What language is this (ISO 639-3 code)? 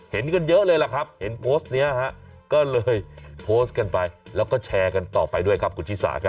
tha